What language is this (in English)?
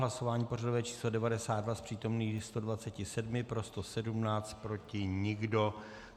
Czech